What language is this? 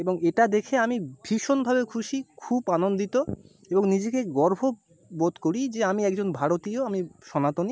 Bangla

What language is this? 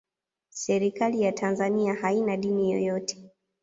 Swahili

